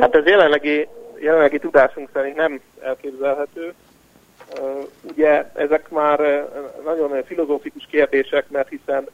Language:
Hungarian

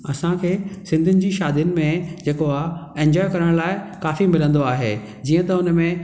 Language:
Sindhi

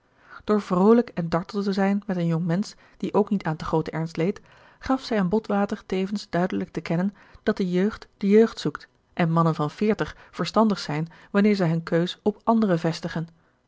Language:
Dutch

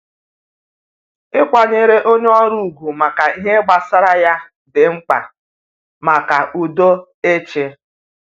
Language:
Igbo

